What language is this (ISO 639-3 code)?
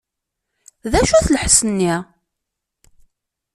kab